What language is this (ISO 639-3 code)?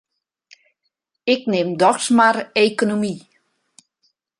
fry